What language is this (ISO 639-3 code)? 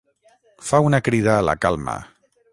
cat